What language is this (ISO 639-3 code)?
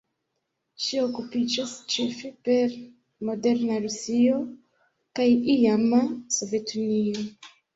epo